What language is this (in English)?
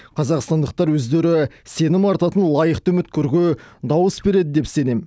Kazakh